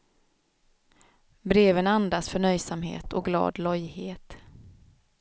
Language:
Swedish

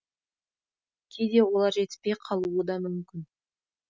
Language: Kazakh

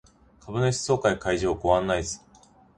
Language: Japanese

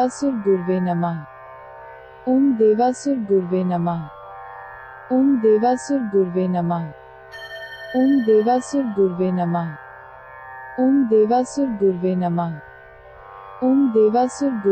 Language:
Gujarati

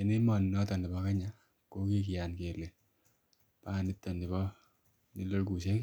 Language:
Kalenjin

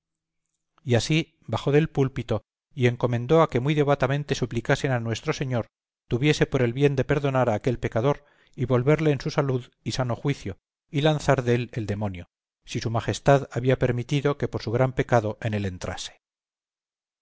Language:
Spanish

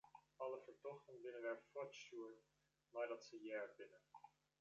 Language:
Western Frisian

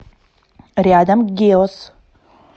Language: Russian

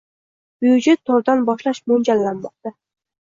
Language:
Uzbek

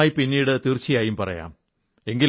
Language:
Malayalam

